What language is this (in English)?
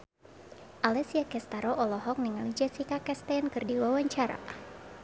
Sundanese